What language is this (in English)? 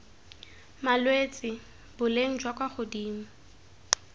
Tswana